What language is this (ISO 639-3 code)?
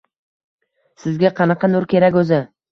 uzb